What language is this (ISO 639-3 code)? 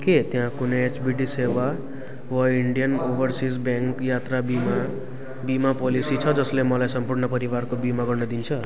nep